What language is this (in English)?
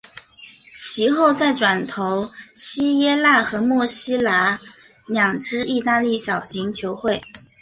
Chinese